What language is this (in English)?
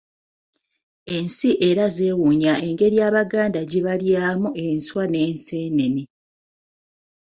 Ganda